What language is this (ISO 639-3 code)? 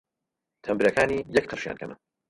ckb